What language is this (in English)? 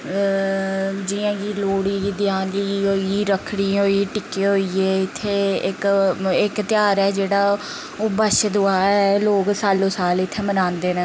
Dogri